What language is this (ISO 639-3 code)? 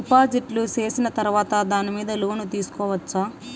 tel